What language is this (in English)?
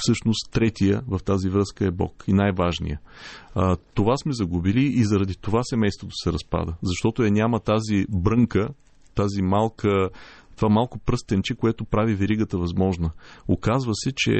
Bulgarian